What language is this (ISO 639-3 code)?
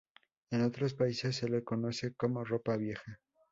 spa